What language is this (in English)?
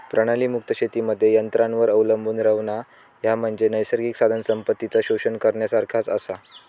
Marathi